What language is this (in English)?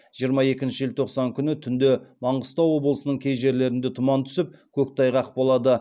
Kazakh